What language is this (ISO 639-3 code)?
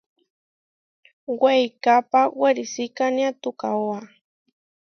var